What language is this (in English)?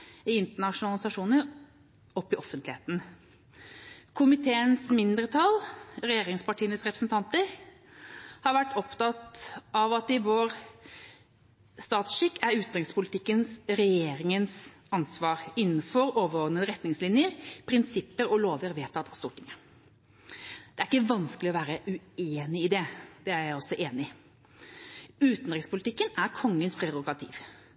Norwegian Bokmål